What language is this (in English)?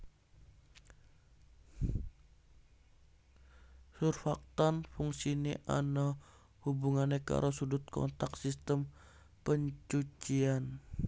Javanese